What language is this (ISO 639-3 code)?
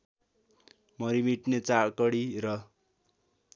nep